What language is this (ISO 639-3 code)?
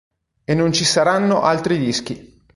ita